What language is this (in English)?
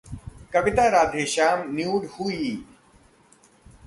Hindi